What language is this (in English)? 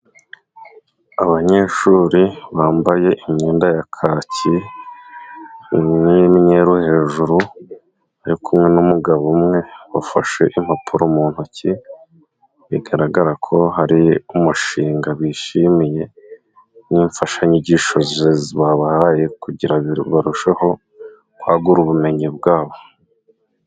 Kinyarwanda